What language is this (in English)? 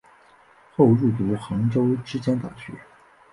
Chinese